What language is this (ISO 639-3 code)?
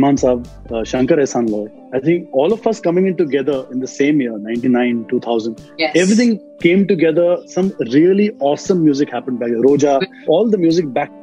hin